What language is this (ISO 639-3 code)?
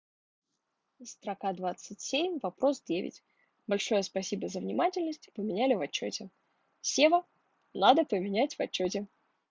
rus